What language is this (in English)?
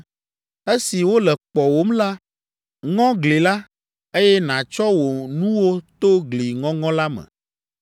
Ewe